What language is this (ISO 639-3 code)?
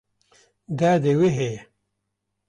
kur